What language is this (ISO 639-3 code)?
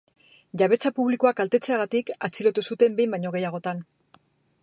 eus